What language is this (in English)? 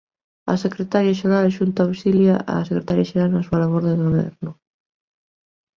Galician